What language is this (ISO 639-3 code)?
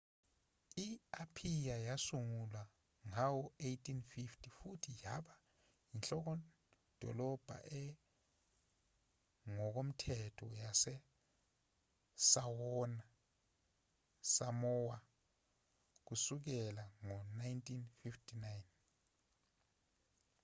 zul